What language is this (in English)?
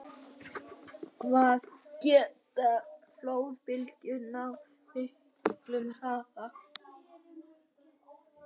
Icelandic